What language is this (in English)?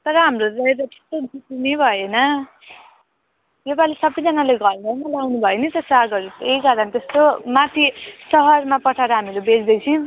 Nepali